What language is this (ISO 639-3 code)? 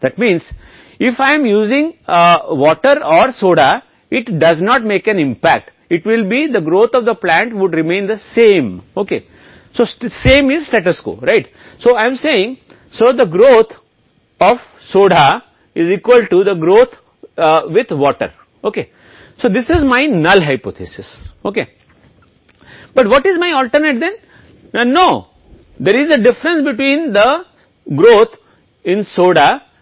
hin